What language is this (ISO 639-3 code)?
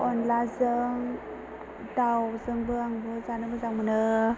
brx